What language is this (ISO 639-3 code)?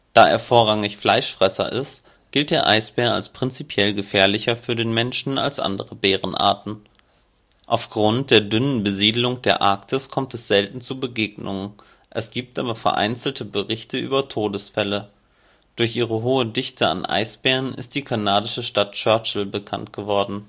deu